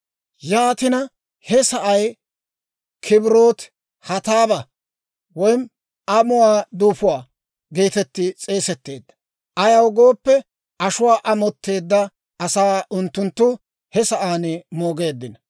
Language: Dawro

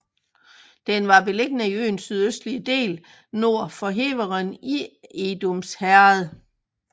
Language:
Danish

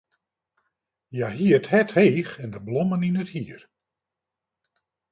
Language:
Western Frisian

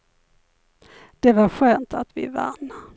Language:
Swedish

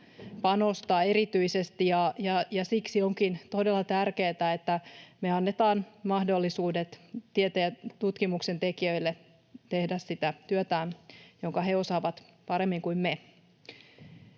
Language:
Finnish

